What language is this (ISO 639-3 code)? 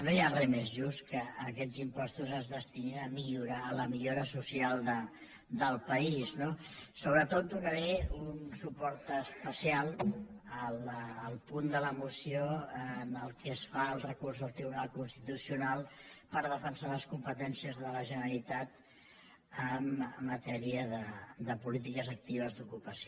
cat